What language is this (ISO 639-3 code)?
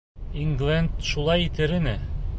bak